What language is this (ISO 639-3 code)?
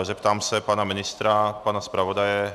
ces